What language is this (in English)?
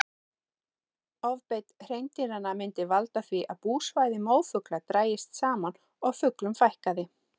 Icelandic